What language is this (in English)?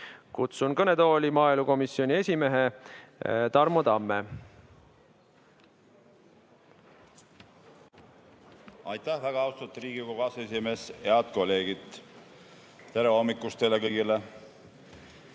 Estonian